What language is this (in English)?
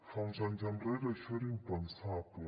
Catalan